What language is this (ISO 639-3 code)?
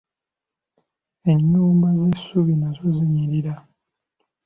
lug